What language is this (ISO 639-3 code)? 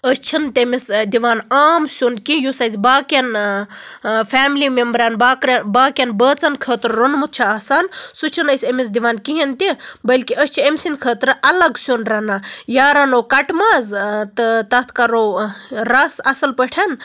kas